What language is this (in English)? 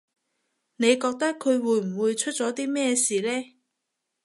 Cantonese